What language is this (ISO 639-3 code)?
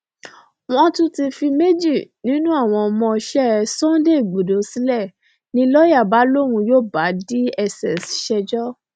yor